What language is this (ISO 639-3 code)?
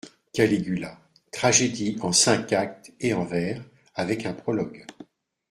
fra